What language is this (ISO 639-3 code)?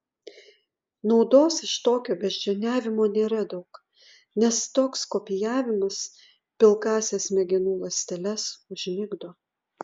lit